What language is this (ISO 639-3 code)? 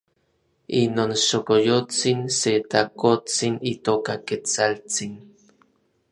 nlv